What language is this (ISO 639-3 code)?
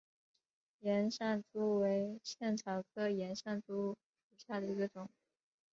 zho